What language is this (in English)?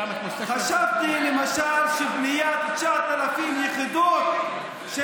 Hebrew